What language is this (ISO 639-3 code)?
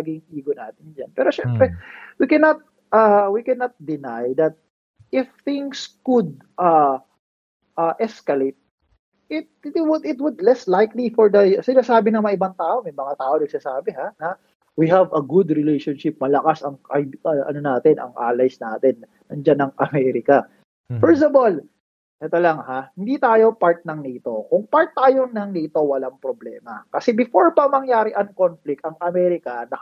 fil